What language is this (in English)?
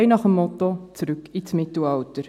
Swiss German